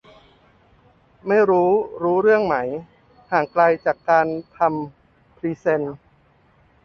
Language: Thai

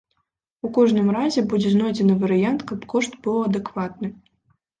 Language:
Belarusian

